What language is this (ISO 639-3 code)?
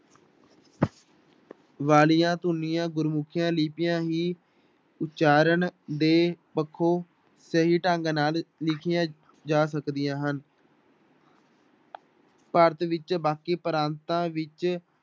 pan